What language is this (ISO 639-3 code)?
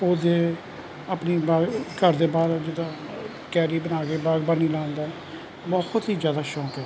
pan